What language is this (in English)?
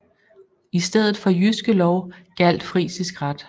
Danish